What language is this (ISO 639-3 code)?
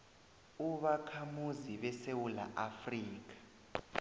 nbl